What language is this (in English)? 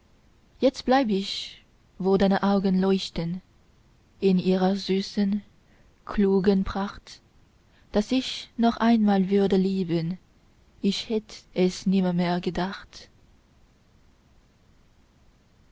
German